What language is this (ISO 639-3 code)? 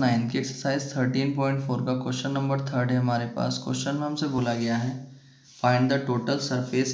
hin